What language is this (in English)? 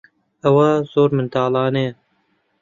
Central Kurdish